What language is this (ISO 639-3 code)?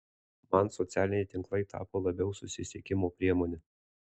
lit